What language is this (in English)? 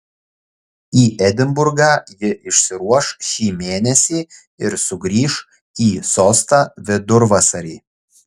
Lithuanian